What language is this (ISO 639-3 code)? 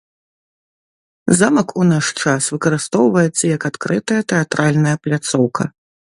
bel